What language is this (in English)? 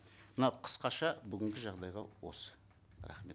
Kazakh